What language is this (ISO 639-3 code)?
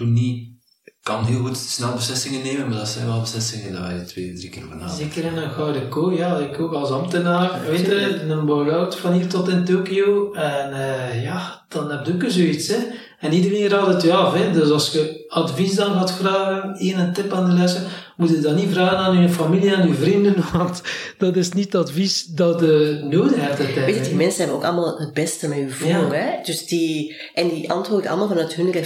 nld